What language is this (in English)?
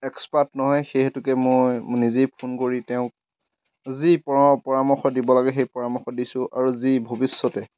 Assamese